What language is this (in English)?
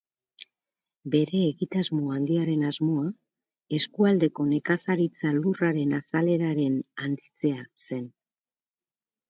Basque